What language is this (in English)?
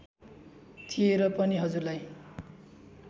Nepali